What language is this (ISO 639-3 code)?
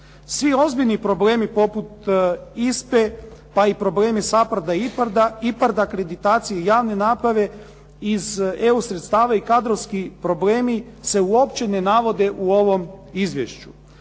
hrv